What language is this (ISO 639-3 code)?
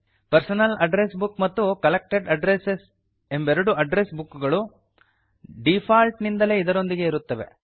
kan